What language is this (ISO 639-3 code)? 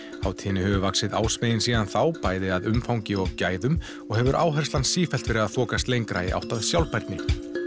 isl